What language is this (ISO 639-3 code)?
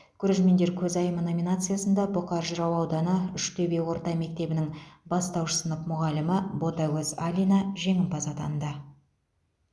kaz